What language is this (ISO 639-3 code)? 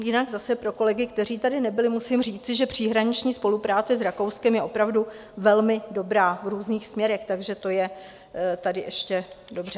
ces